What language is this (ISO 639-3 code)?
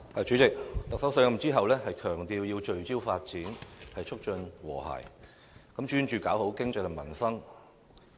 yue